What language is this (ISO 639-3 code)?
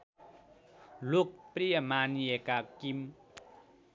nep